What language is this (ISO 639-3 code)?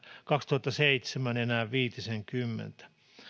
fin